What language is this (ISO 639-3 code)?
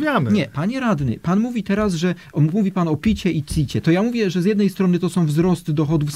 pol